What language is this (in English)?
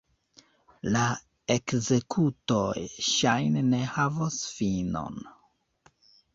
Esperanto